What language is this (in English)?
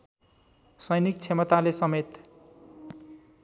Nepali